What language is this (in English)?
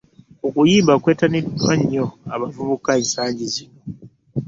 Ganda